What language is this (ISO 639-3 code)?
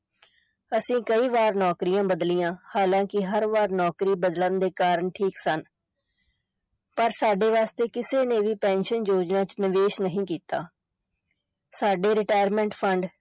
pan